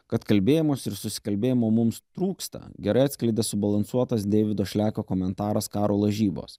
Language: Lithuanian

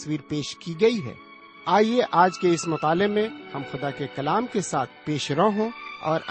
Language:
Urdu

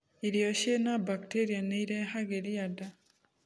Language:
Kikuyu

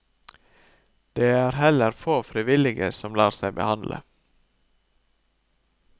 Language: Norwegian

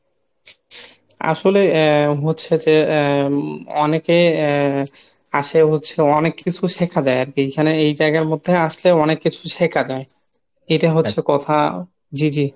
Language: Bangla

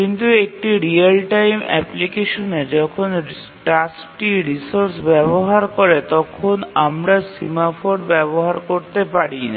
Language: Bangla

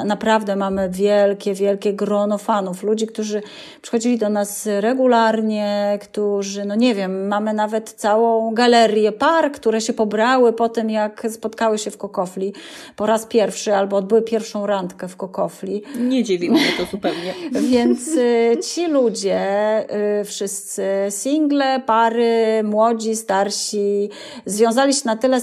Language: Polish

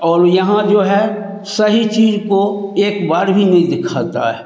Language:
Hindi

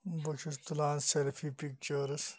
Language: Kashmiri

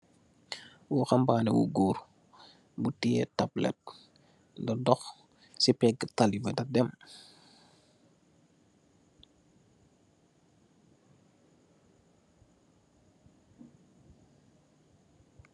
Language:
Wolof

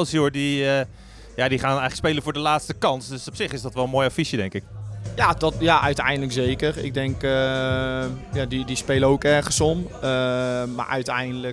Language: Dutch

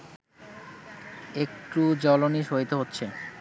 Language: Bangla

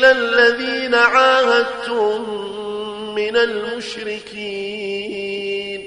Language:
Arabic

